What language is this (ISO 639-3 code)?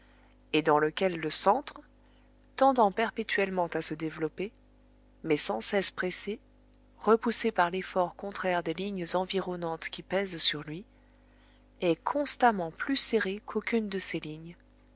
fra